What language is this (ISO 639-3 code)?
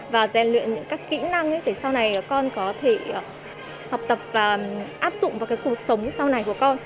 vie